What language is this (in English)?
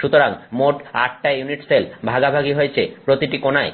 Bangla